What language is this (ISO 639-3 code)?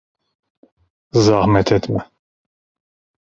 tur